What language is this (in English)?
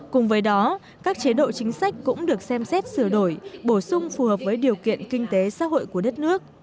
Vietnamese